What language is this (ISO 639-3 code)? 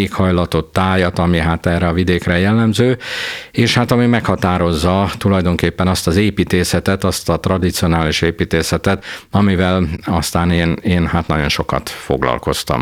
hun